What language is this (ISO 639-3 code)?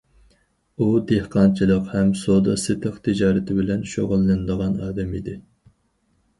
uig